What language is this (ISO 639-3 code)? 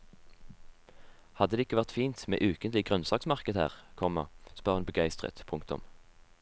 nor